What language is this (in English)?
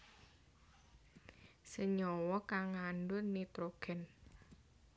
Javanese